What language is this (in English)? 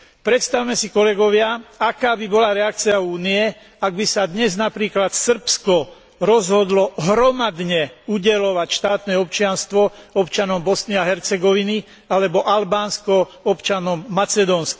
Slovak